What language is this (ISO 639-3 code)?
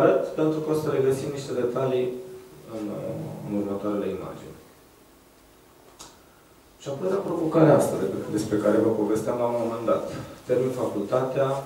ron